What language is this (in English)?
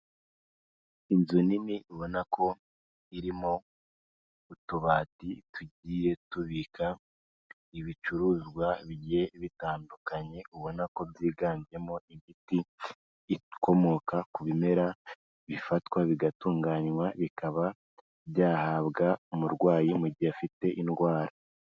Kinyarwanda